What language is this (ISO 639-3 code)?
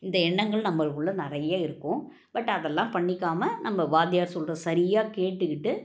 tam